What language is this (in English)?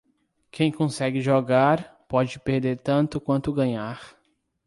Portuguese